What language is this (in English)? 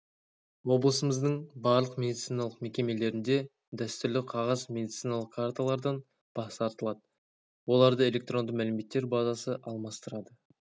Kazakh